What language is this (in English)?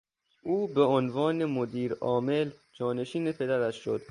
Persian